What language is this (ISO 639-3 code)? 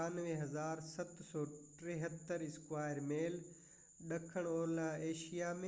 snd